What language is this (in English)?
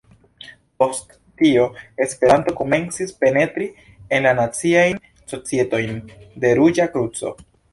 Esperanto